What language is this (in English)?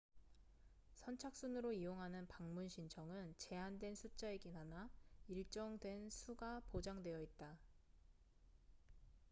Korean